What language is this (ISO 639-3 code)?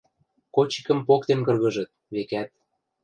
mrj